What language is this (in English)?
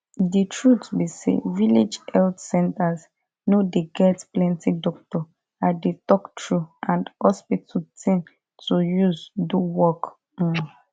Nigerian Pidgin